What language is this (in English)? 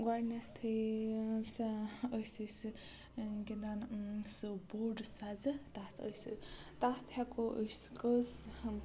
Kashmiri